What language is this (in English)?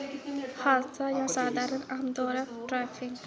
Dogri